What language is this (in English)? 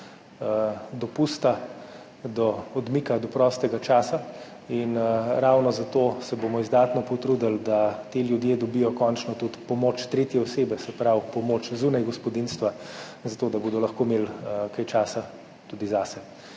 Slovenian